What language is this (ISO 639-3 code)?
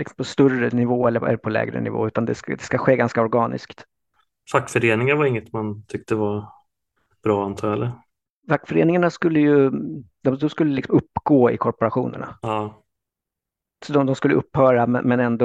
swe